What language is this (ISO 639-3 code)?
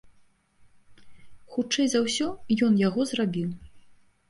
bel